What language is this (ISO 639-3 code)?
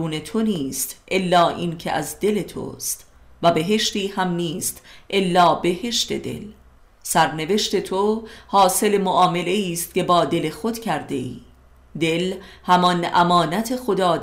fas